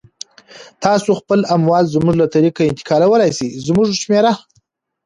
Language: Pashto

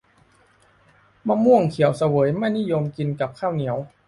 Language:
Thai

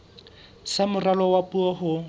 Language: Southern Sotho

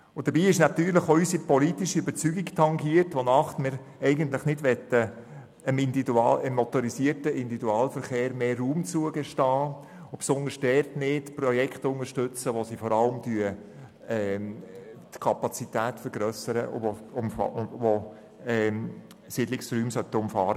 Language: Swiss German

